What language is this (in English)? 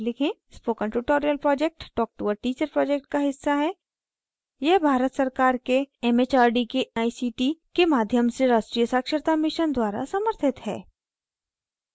Hindi